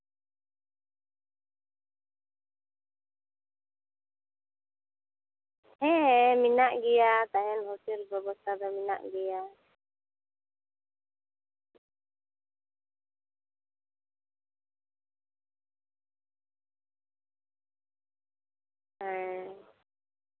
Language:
Santali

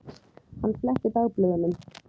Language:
Icelandic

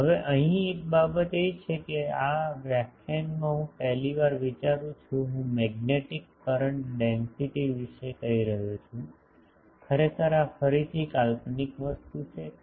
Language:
Gujarati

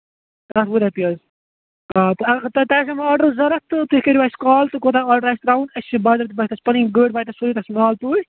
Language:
Kashmiri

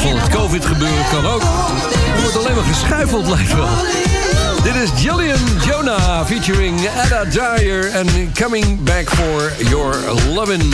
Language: Dutch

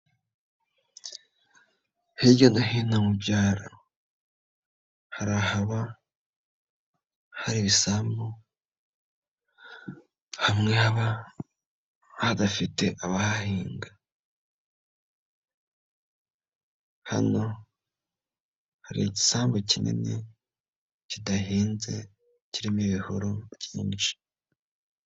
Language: Kinyarwanda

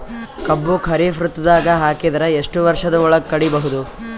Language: Kannada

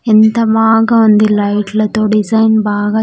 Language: Telugu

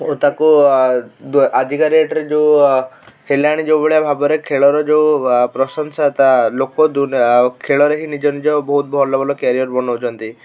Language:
Odia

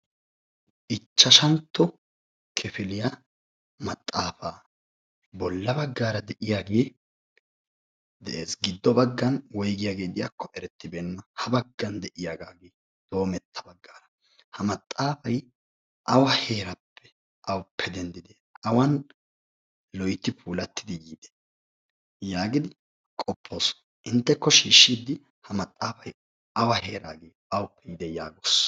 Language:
Wolaytta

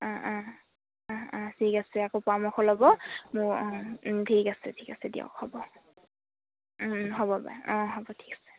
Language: Assamese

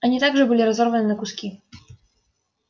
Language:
Russian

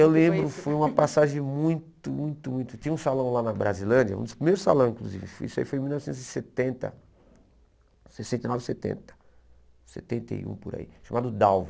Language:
Portuguese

